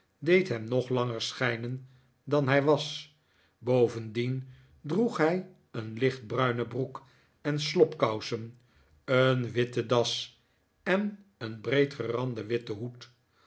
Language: Dutch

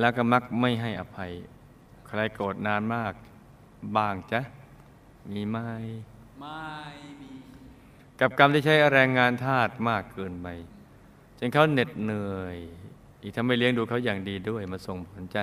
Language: Thai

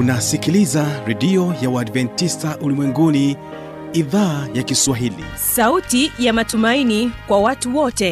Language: Swahili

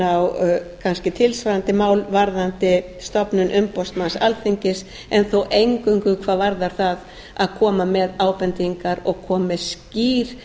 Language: Icelandic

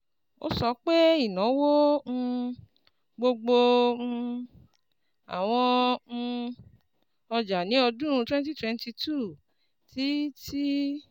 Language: Yoruba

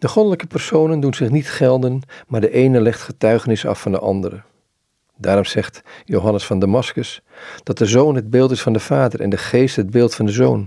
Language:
Dutch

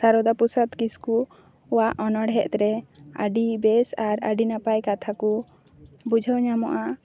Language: Santali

